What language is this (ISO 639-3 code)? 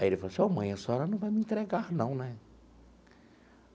por